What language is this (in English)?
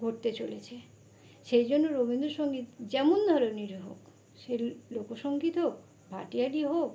Bangla